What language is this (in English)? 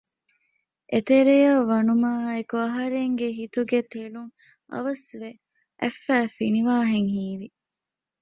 Divehi